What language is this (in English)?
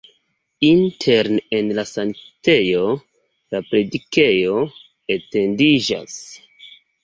Esperanto